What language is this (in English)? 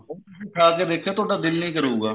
Punjabi